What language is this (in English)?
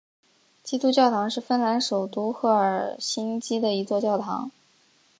Chinese